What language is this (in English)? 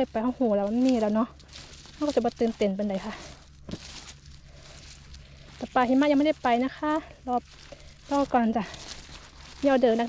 Thai